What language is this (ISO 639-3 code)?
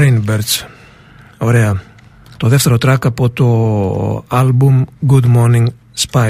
ell